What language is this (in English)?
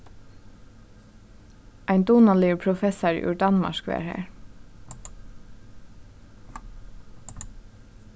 Faroese